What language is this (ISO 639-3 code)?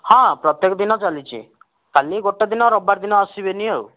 ori